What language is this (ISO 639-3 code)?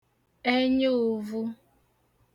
ibo